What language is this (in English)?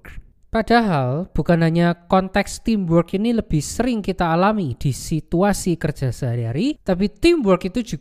Indonesian